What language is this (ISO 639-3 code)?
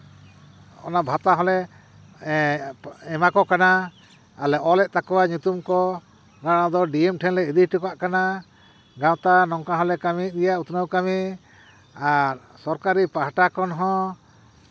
sat